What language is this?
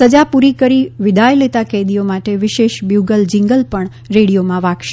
Gujarati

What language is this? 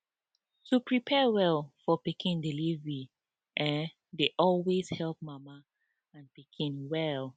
Nigerian Pidgin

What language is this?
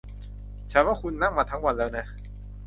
Thai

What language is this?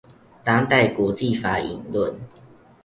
Chinese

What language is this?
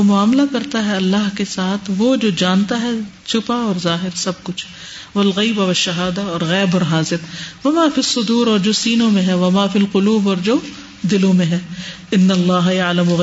Urdu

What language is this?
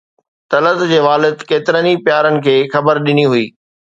Sindhi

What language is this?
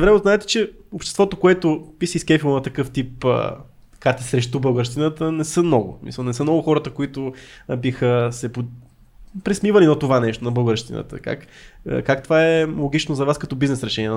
Bulgarian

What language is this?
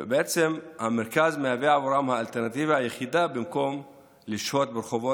Hebrew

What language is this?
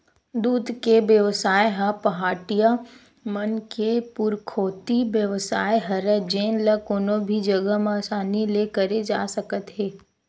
Chhattisgarhi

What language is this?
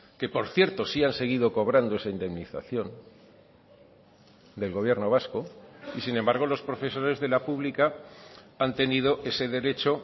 Spanish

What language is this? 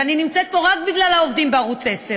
Hebrew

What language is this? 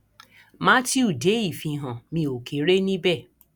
Yoruba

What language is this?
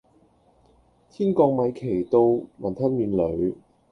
Cantonese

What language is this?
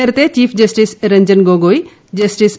Malayalam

